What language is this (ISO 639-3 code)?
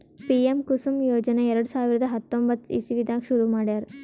kan